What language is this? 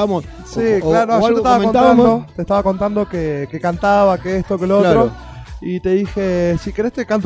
Spanish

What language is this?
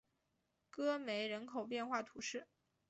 Chinese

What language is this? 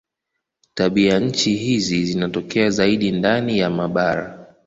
Swahili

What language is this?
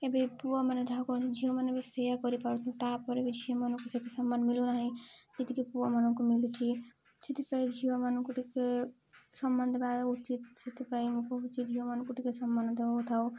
Odia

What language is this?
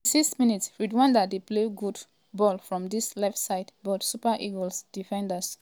Nigerian Pidgin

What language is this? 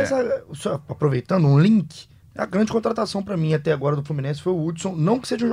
Portuguese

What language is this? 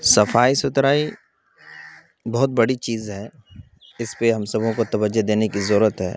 Urdu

